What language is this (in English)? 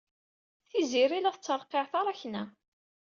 Kabyle